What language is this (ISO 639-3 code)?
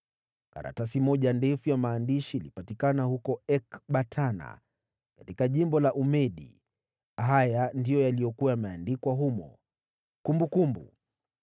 swa